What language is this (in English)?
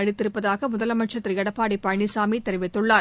Tamil